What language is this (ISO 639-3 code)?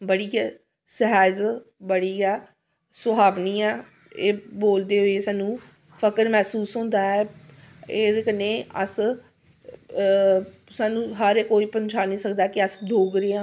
doi